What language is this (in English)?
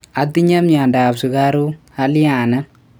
Kalenjin